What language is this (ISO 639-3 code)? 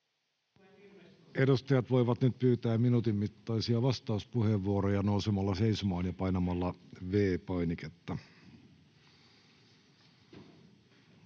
fin